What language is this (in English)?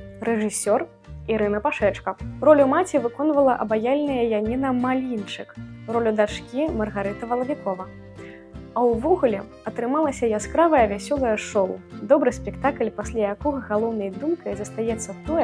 Russian